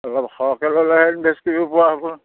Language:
Assamese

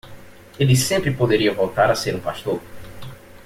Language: Portuguese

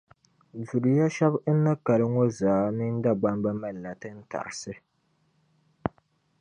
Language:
Dagbani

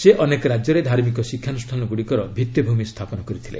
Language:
Odia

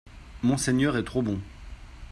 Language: French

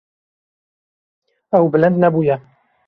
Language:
Kurdish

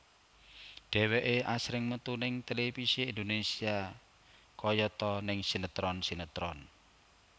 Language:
Javanese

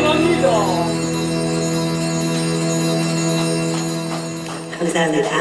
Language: Arabic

